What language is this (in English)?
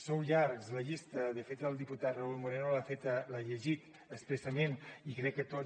Catalan